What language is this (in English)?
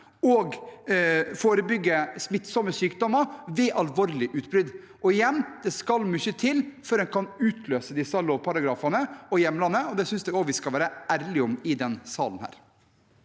Norwegian